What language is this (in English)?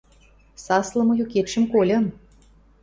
Western Mari